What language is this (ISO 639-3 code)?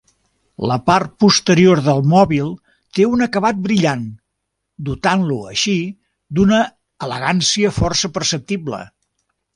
cat